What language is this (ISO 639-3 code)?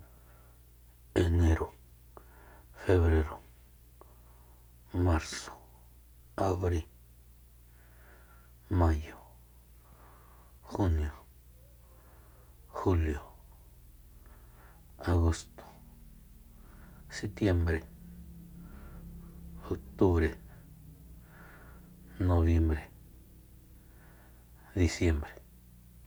vmp